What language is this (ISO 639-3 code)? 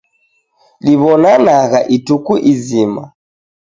dav